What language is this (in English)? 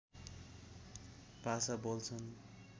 Nepali